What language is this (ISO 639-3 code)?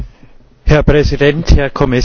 deu